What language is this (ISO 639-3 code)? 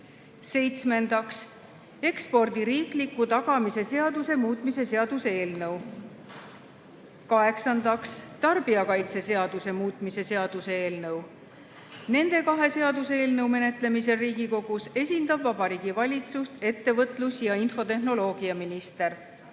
est